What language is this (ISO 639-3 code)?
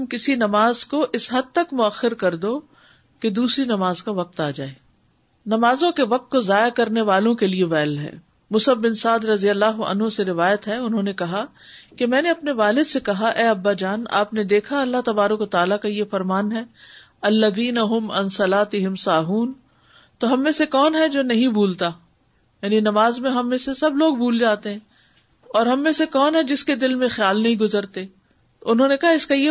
urd